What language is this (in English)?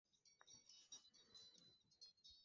Swahili